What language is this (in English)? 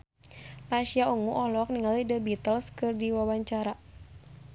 Sundanese